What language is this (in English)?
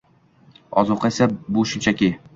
Uzbek